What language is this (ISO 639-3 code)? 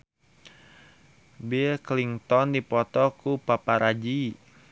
sun